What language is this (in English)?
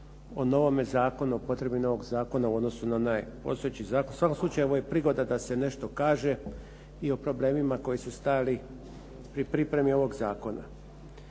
Croatian